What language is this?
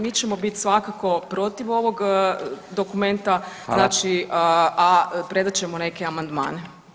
Croatian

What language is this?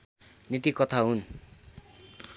Nepali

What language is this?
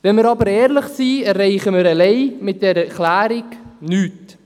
Swiss German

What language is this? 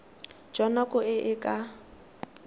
Tswana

